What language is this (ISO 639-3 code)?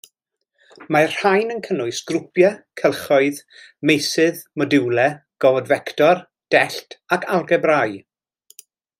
cym